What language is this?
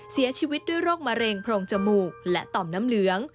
Thai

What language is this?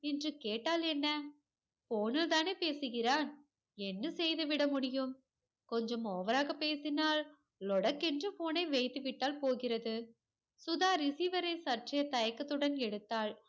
Tamil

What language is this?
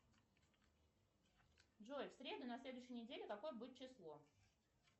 Russian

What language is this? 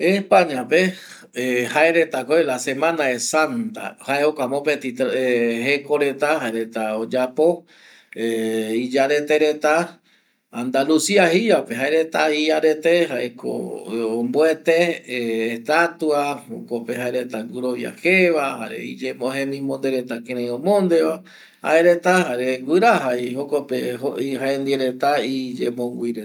Eastern Bolivian Guaraní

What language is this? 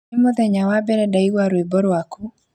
Kikuyu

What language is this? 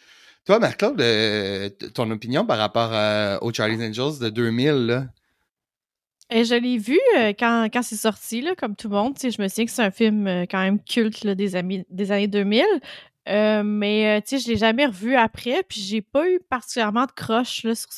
French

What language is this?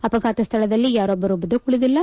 Kannada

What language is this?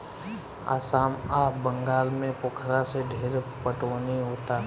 Bhojpuri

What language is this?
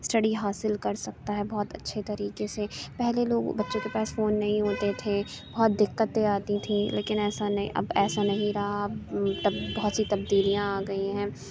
Urdu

